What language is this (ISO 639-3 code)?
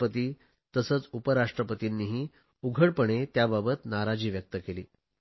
mar